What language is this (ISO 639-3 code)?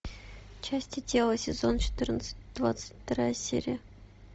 rus